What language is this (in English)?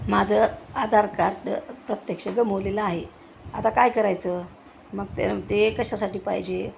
Marathi